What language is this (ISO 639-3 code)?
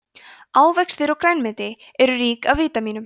isl